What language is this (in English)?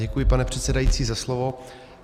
Czech